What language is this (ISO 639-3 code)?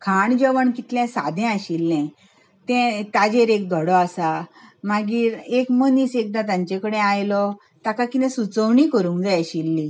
kok